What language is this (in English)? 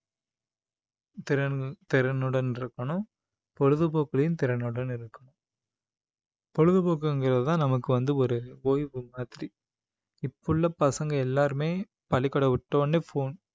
Tamil